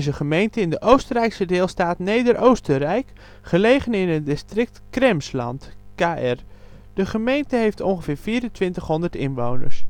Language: Dutch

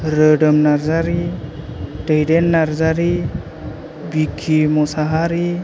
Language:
Bodo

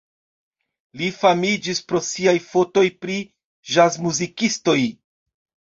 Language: Esperanto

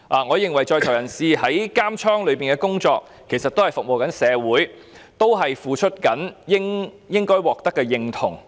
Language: Cantonese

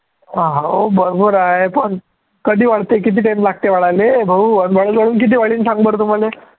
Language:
Marathi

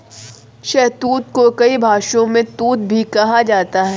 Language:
Hindi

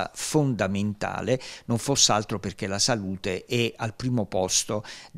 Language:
Italian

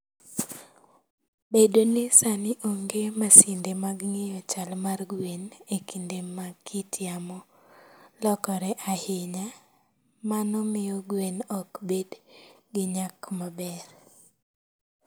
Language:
Luo (Kenya and Tanzania)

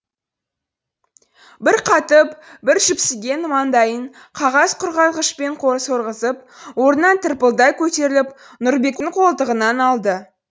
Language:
Kazakh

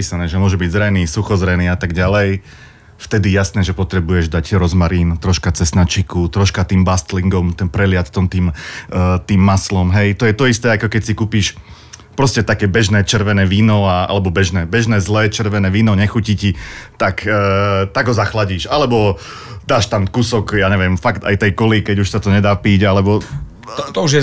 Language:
Slovak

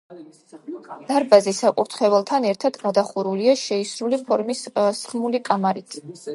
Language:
Georgian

